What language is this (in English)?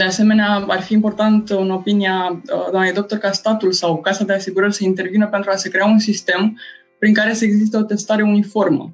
Romanian